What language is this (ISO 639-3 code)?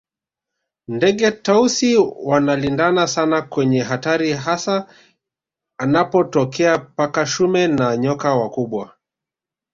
swa